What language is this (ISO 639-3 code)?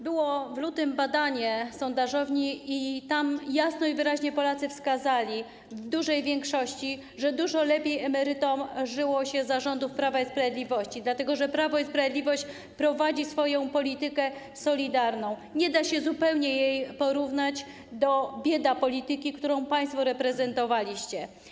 pol